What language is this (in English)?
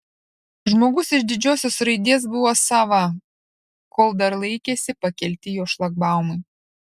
Lithuanian